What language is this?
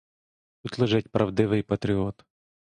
Ukrainian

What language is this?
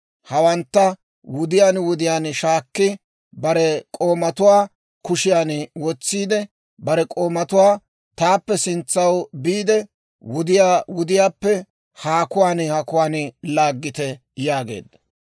Dawro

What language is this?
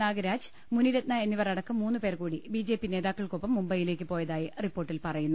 Malayalam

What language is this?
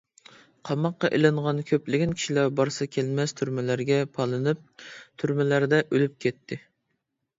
Uyghur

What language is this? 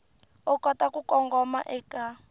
Tsonga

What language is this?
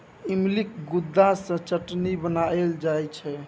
Maithili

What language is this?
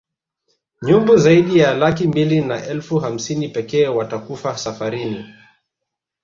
Swahili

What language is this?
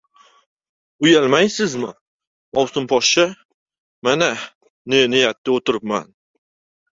Uzbek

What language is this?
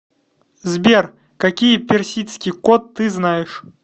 Russian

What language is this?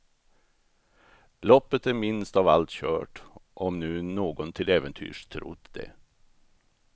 Swedish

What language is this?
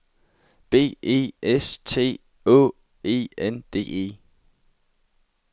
Danish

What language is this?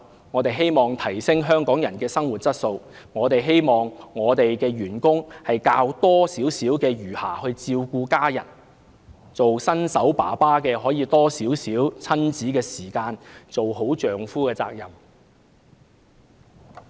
Cantonese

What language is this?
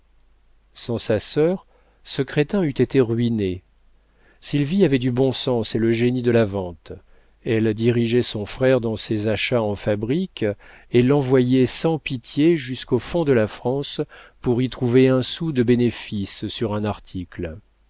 French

